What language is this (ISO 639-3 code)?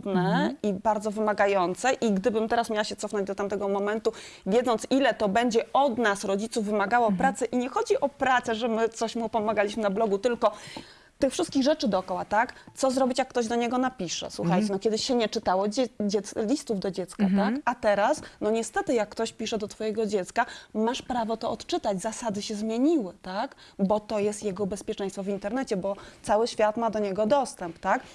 pol